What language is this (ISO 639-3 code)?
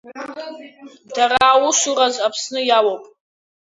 abk